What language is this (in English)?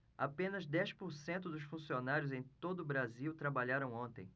Portuguese